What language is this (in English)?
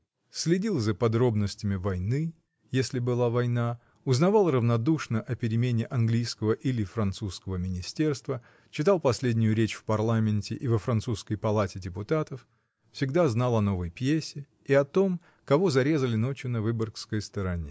Russian